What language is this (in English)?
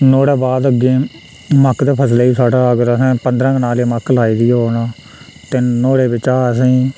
Dogri